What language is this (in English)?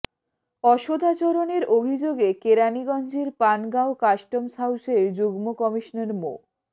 Bangla